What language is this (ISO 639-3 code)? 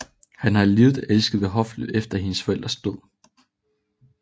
dan